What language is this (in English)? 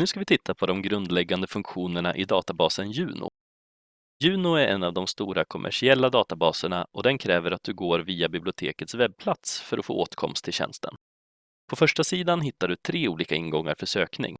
Swedish